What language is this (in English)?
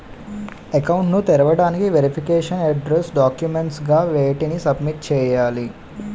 Telugu